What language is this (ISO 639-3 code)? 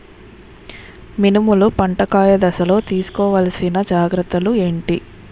tel